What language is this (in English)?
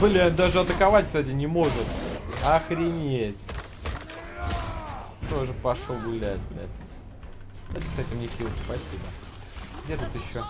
Russian